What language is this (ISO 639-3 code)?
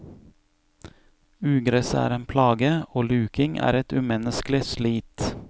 nor